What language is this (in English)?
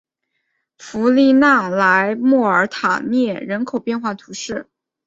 Chinese